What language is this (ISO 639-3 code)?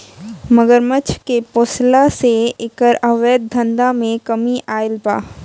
bho